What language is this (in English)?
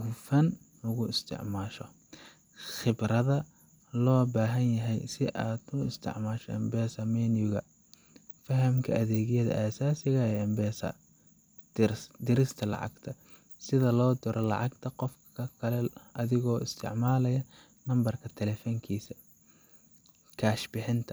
Somali